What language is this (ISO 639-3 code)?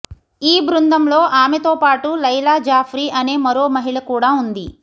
tel